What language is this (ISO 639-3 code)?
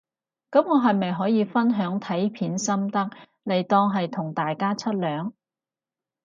yue